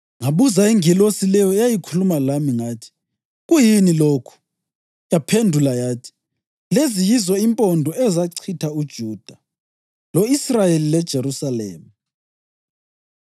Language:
North Ndebele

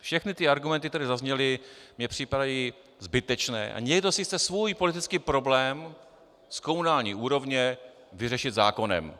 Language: Czech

